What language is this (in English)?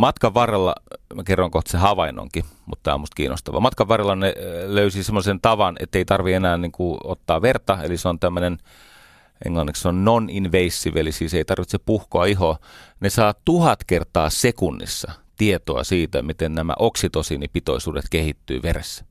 Finnish